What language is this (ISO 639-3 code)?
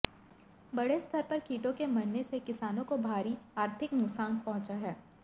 hin